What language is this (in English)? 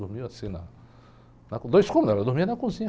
Portuguese